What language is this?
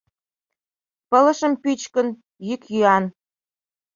Mari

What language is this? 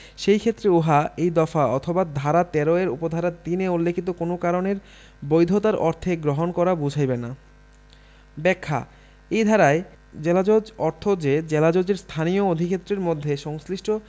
Bangla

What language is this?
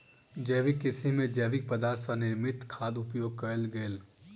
Maithili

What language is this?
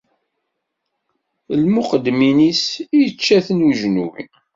Kabyle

